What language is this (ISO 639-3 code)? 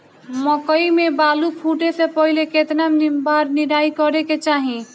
bho